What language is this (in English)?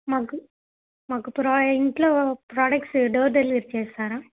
Telugu